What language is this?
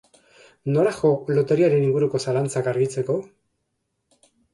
Basque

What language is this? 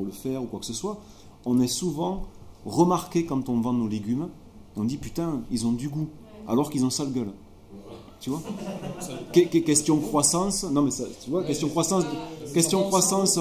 French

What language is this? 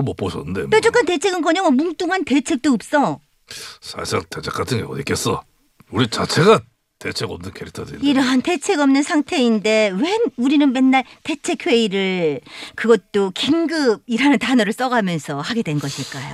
Korean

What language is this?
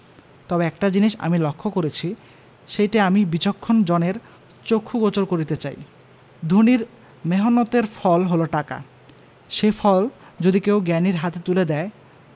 Bangla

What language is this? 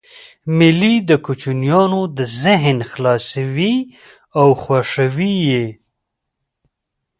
Pashto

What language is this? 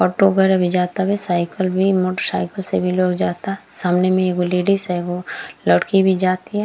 Bhojpuri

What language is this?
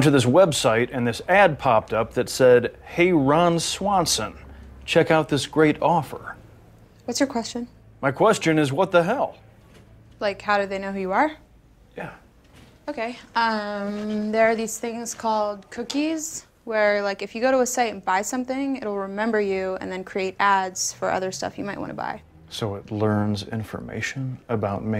Slovak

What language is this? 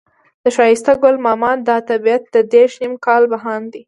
Pashto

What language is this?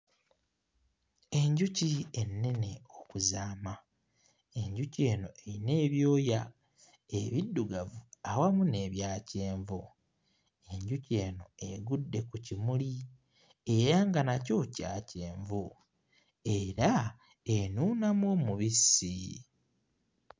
Ganda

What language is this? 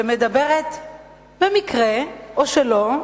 Hebrew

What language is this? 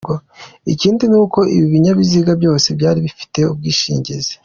Kinyarwanda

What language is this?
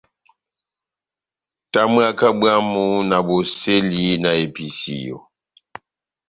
Batanga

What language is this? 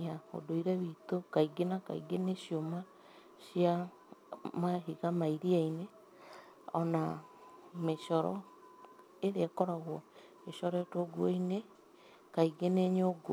Kikuyu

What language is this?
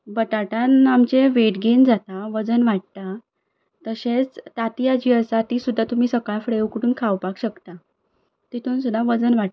Konkani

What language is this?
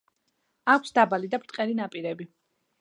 Georgian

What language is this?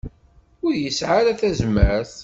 Kabyle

